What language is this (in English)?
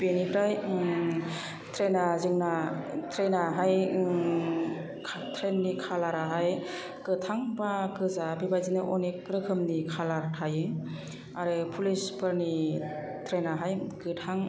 Bodo